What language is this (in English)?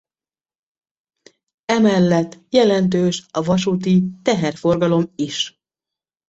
Hungarian